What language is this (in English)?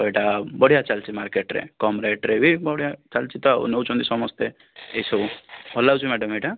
Odia